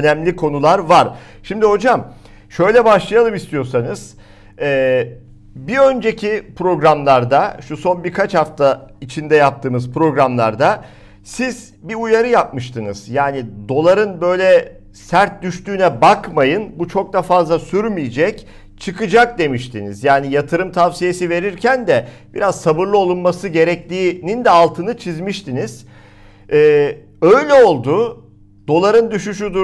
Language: Turkish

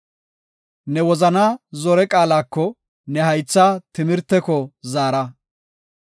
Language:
Gofa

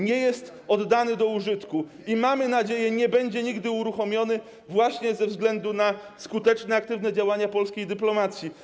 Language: Polish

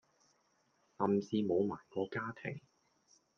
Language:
Cantonese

